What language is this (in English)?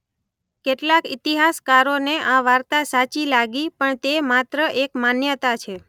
Gujarati